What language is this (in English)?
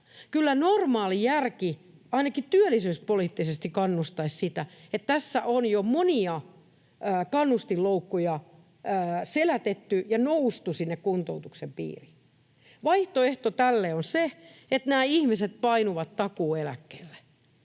Finnish